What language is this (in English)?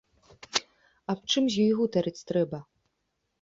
Belarusian